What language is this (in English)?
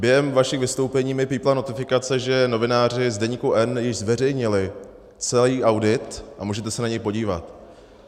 Czech